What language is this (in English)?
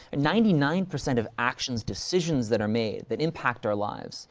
English